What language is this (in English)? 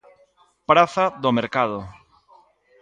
Galician